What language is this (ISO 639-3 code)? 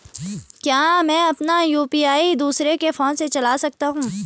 hin